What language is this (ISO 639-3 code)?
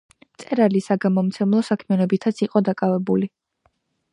kat